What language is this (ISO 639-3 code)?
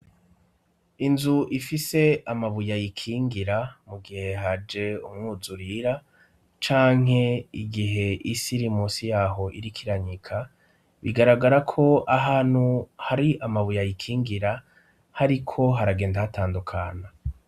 run